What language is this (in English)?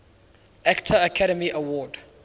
English